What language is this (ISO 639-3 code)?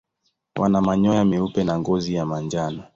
swa